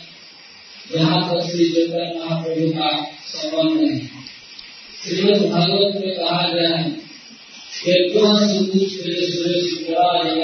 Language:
Hindi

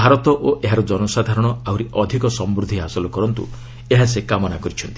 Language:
Odia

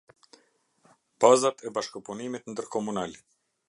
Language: Albanian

